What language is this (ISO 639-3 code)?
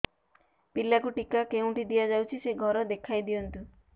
ori